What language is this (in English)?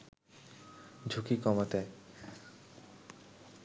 Bangla